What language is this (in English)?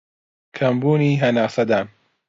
Central Kurdish